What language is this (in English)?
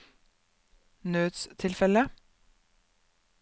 Norwegian